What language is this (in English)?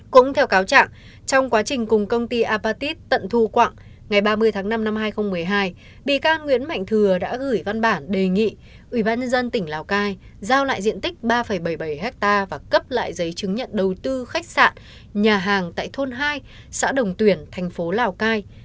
Vietnamese